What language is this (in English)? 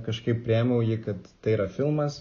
Lithuanian